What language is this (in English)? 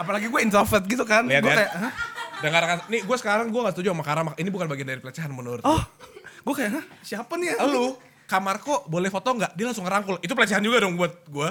Indonesian